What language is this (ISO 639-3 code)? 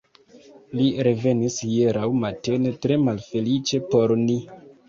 epo